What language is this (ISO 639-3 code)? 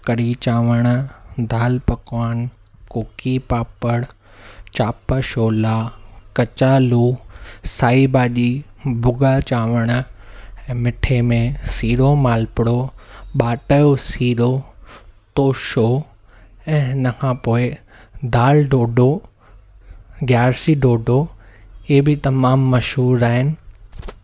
snd